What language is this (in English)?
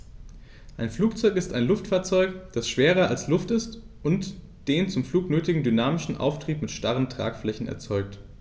German